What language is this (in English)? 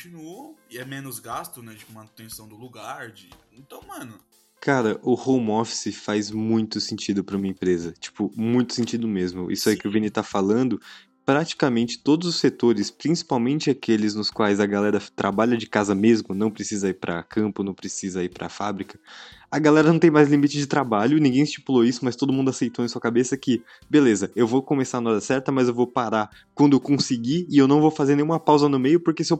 Portuguese